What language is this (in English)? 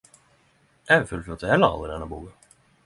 Norwegian Nynorsk